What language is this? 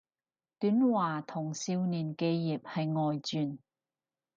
Cantonese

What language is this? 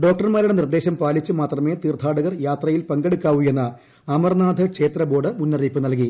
Malayalam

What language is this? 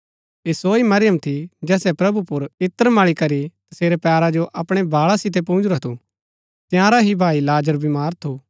Gaddi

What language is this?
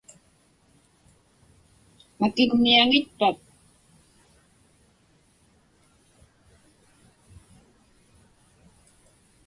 Inupiaq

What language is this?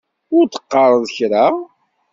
Kabyle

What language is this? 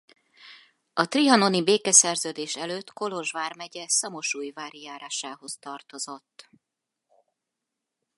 Hungarian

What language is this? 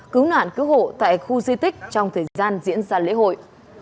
Vietnamese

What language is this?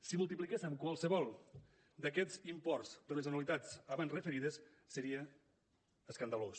Catalan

